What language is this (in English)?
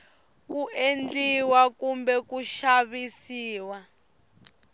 Tsonga